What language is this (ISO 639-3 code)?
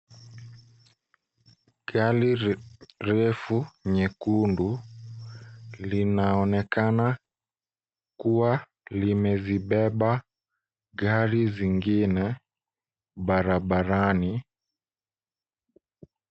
swa